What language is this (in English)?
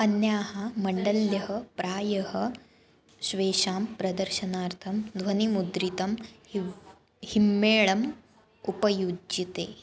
Sanskrit